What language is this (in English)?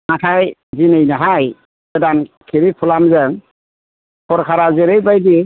Bodo